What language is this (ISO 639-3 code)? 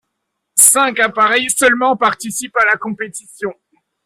fra